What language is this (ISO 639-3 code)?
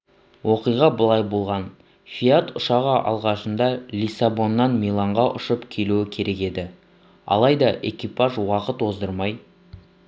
kaz